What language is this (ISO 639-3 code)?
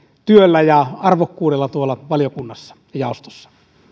fin